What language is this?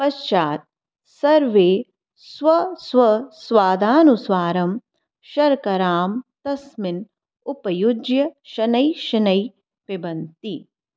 Sanskrit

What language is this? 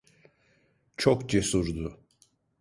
Turkish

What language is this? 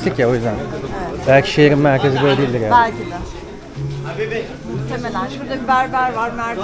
Turkish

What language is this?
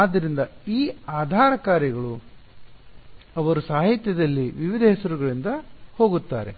Kannada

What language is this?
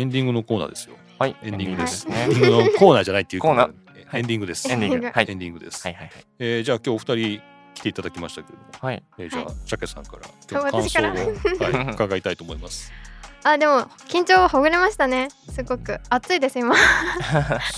Japanese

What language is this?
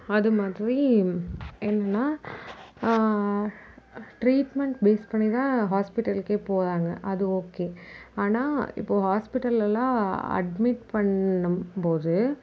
Tamil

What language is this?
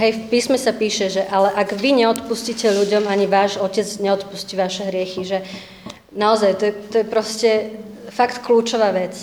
Slovak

